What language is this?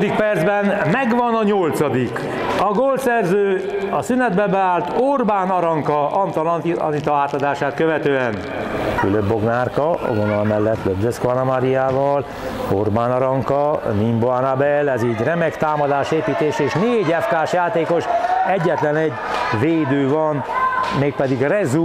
Hungarian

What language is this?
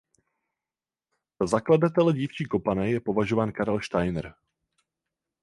Czech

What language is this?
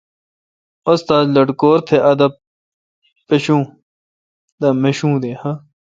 Kalkoti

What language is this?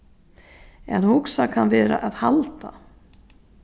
Faroese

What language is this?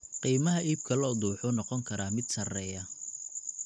Somali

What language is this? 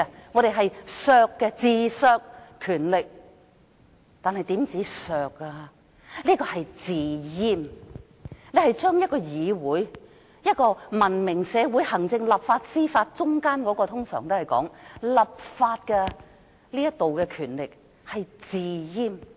Cantonese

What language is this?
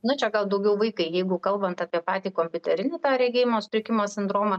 Lithuanian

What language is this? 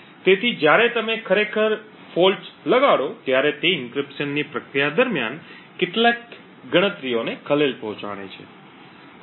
Gujarati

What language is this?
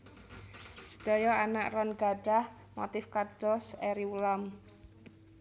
Javanese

